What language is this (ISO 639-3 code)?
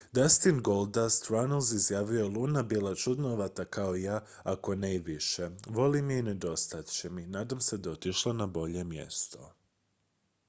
hrv